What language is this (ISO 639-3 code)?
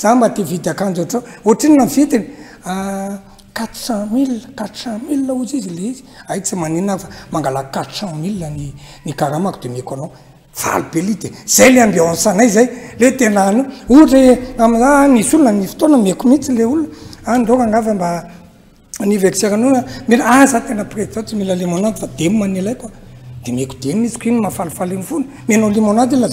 ron